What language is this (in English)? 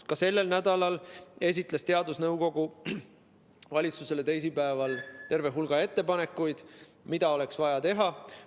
Estonian